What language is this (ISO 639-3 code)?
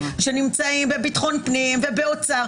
heb